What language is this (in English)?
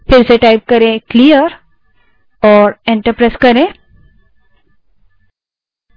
Hindi